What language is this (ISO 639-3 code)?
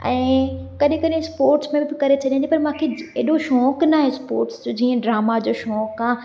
snd